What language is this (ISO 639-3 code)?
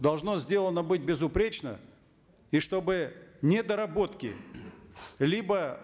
kaz